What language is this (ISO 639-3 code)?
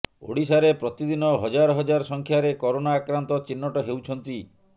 ori